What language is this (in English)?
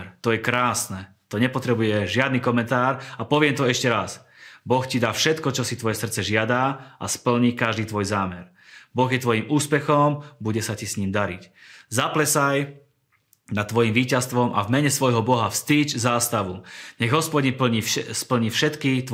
Slovak